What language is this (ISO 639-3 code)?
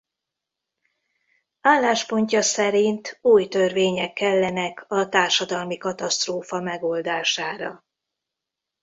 hun